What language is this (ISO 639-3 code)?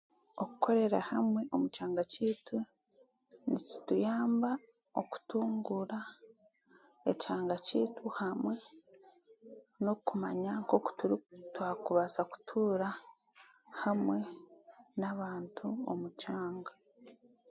cgg